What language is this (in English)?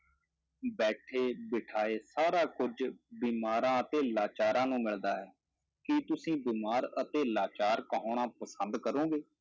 Punjabi